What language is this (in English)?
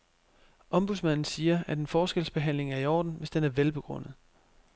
Danish